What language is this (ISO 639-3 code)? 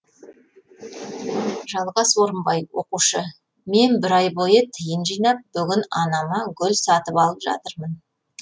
kaz